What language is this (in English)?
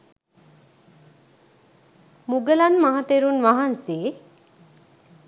Sinhala